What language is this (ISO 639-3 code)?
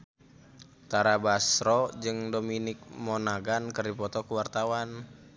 sun